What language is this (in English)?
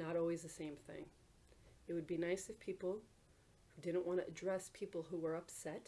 English